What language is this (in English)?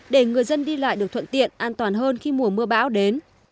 Vietnamese